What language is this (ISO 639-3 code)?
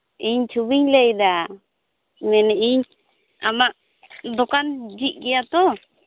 sat